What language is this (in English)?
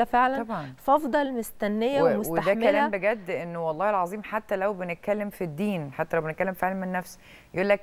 Arabic